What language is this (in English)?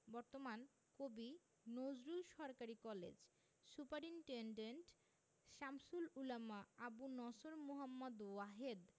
Bangla